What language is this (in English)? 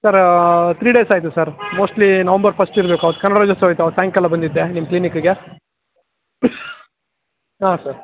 Kannada